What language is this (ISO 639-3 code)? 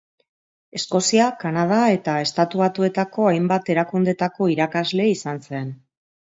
eus